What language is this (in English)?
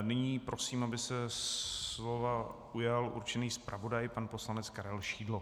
Czech